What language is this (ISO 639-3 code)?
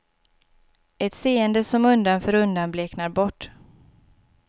swe